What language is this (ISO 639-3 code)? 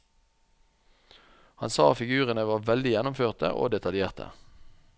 nor